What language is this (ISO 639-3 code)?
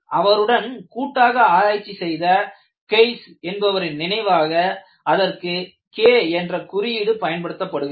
tam